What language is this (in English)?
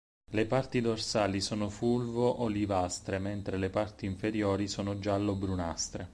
Italian